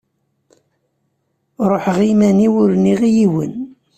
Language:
Kabyle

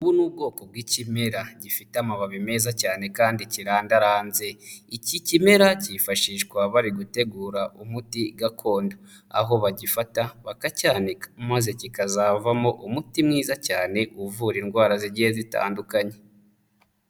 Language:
Kinyarwanda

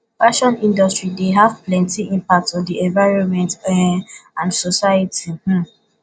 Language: Nigerian Pidgin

